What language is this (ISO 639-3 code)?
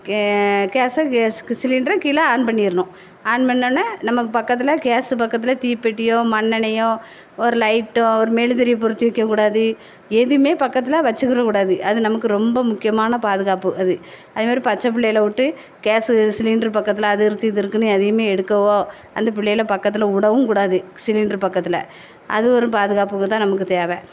tam